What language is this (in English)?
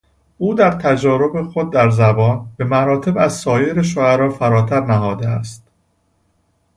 Persian